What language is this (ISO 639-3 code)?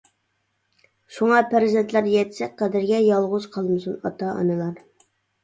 uig